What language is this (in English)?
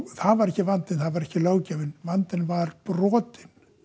Icelandic